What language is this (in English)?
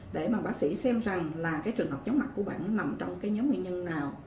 Vietnamese